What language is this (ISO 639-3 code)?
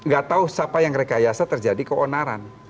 ind